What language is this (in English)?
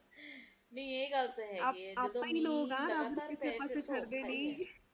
Punjabi